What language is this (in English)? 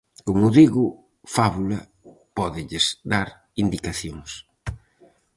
Galician